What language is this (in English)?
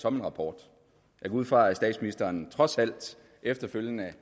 Danish